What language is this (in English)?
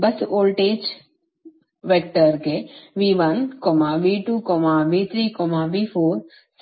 Kannada